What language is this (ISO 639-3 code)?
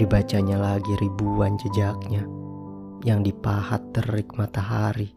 ind